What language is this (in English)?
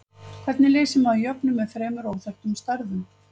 Icelandic